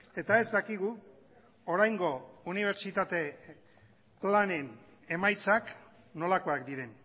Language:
Basque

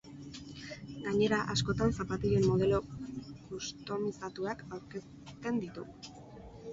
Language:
Basque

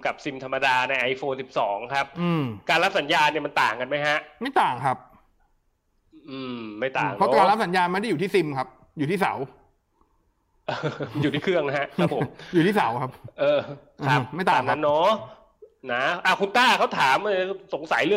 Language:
Thai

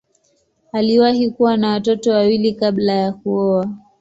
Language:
Swahili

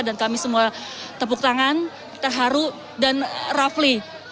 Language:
Indonesian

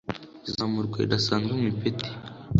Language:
Kinyarwanda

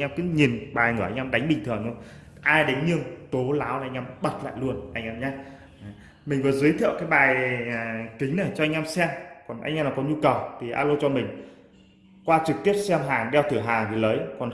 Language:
Vietnamese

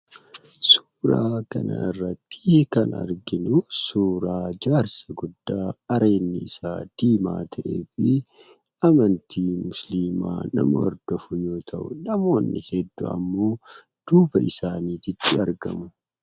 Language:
Oromo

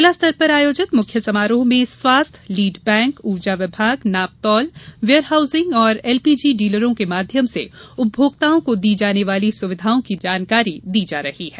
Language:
Hindi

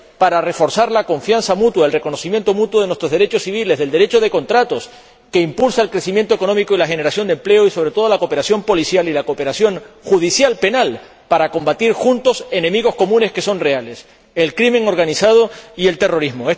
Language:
Spanish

